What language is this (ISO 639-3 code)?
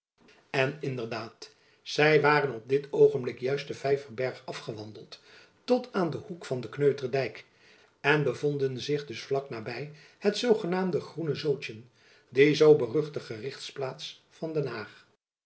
nld